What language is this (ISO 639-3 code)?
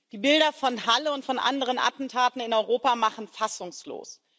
deu